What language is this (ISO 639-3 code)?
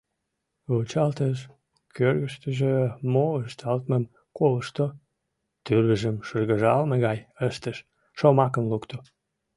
chm